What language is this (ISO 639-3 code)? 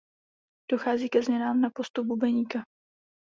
ces